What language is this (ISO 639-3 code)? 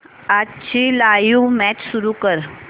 mar